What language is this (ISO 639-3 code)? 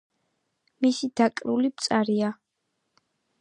kat